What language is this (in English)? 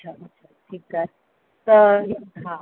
Sindhi